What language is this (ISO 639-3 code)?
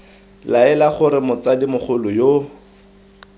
tsn